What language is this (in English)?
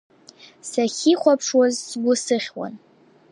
Abkhazian